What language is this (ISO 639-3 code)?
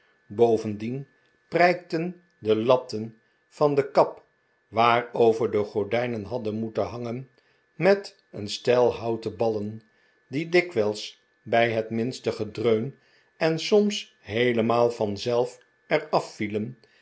nld